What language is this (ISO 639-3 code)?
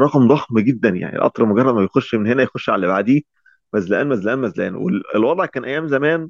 ara